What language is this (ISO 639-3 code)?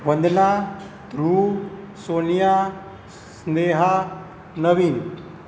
guj